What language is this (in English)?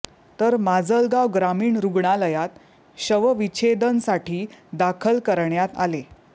Marathi